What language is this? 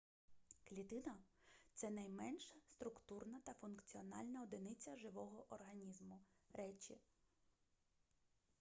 Ukrainian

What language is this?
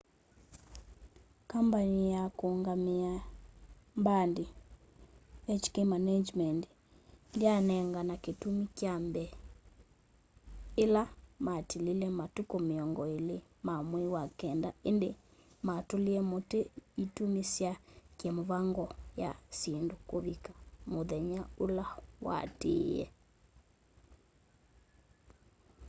Kamba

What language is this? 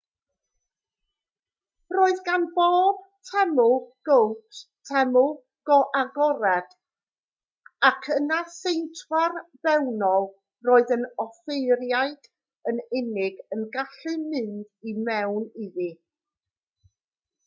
Welsh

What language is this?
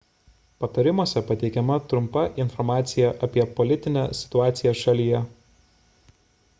Lithuanian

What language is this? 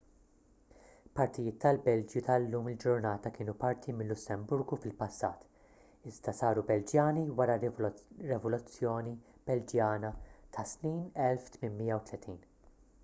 Maltese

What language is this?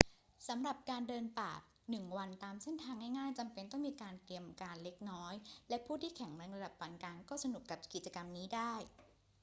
Thai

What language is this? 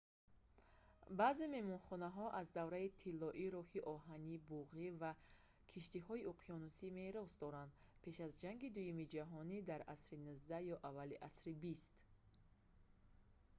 Tajik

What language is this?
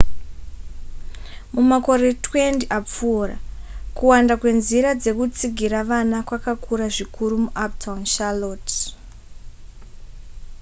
Shona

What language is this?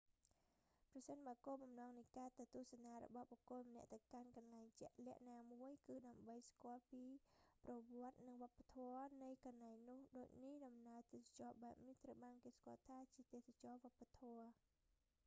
Khmer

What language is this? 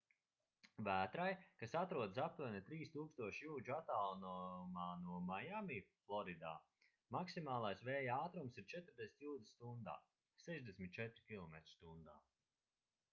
Latvian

